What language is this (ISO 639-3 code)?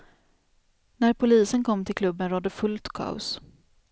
swe